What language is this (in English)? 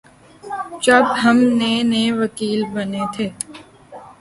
Urdu